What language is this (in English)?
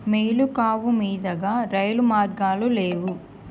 Telugu